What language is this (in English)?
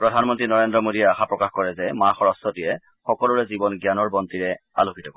Assamese